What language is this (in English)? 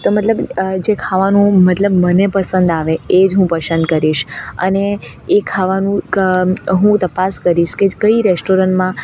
Gujarati